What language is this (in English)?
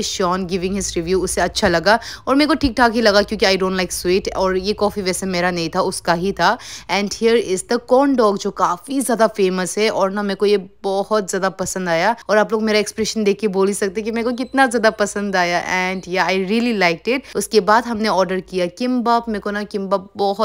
Hindi